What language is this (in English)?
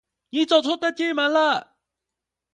Chinese